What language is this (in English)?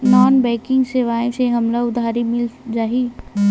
Chhattisgarhi